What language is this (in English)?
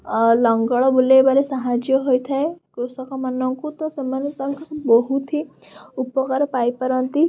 Odia